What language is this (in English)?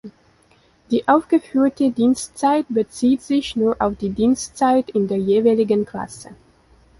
German